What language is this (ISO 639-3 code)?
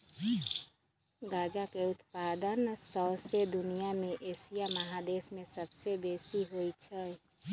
mag